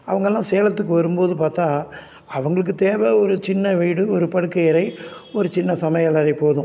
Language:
Tamil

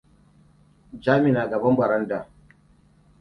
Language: Hausa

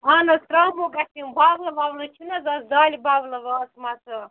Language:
Kashmiri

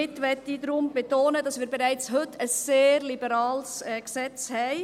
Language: Swiss German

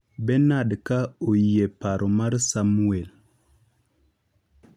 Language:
Luo (Kenya and Tanzania)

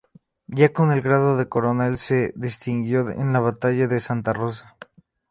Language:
Spanish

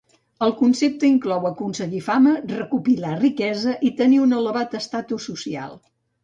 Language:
Catalan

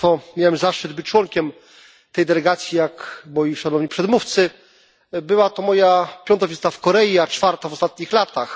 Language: Polish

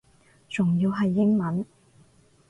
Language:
Cantonese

